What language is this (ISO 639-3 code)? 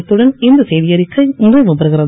tam